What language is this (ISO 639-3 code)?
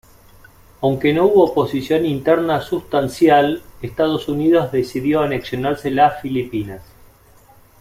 spa